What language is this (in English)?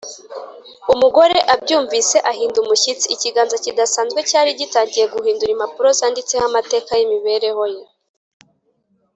Kinyarwanda